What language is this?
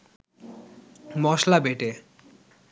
Bangla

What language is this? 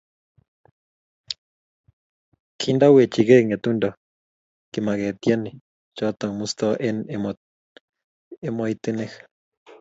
Kalenjin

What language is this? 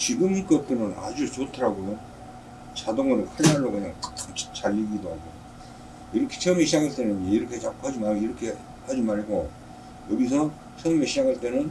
Korean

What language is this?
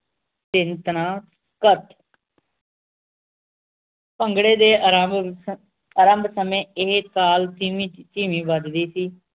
Punjabi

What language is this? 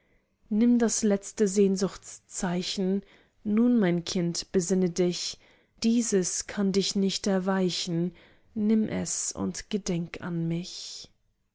German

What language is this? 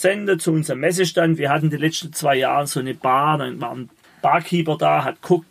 German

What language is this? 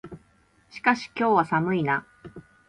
Japanese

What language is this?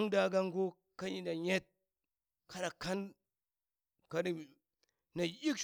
Burak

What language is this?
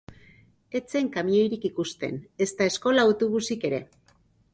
Basque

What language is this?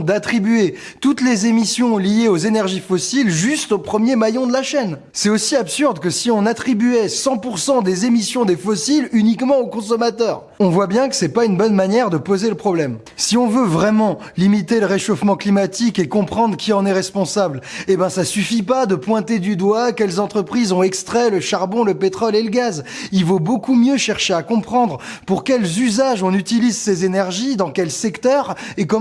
French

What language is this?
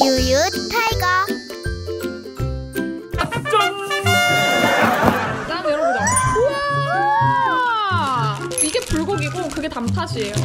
Korean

